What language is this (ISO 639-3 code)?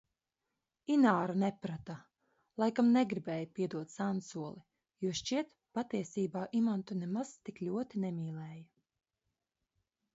lav